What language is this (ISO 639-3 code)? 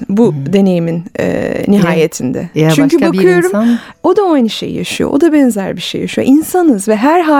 tur